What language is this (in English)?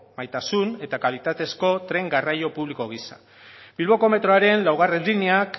Basque